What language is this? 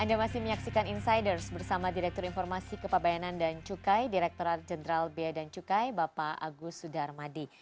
Indonesian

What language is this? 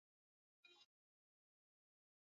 Swahili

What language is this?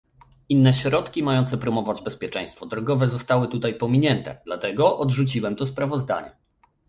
Polish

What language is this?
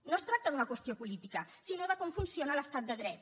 Catalan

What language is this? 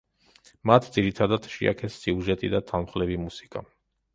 Georgian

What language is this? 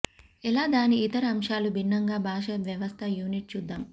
Telugu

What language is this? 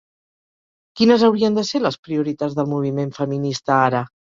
Catalan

